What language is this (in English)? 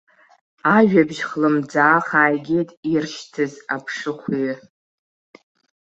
Abkhazian